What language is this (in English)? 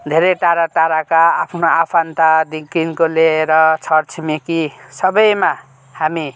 Nepali